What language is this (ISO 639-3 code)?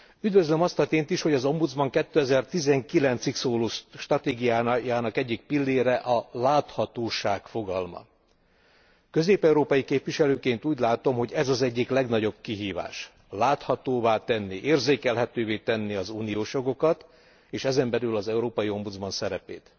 hun